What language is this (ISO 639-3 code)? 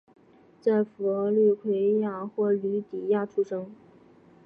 zho